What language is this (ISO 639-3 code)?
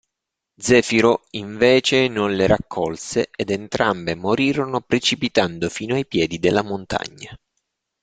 ita